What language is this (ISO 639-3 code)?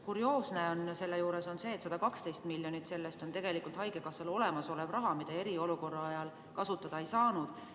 est